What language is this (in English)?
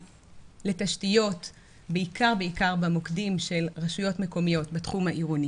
Hebrew